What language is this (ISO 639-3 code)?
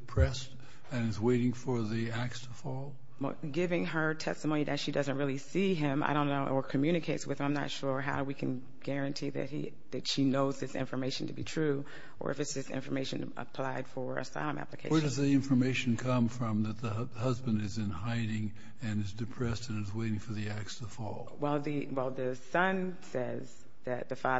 eng